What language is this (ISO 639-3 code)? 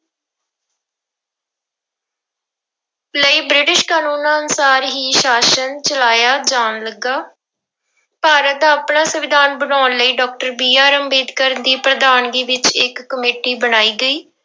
pan